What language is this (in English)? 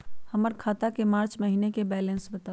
Magahi